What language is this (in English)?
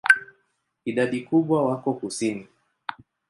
Swahili